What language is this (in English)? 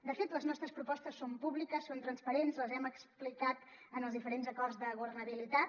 Catalan